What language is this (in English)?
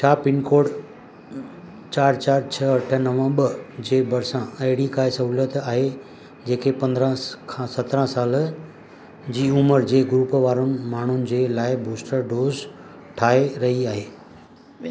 Sindhi